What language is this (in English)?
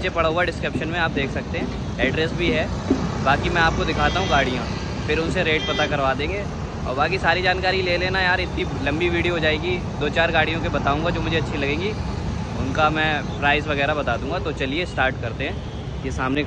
Hindi